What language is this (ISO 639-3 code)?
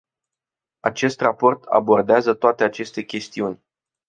ron